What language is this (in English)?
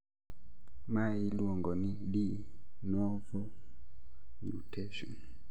Luo (Kenya and Tanzania)